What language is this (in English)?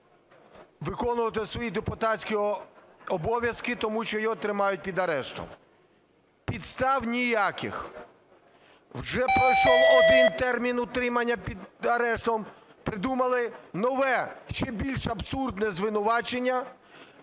Ukrainian